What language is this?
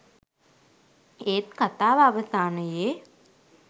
Sinhala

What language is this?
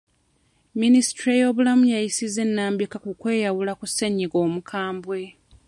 Ganda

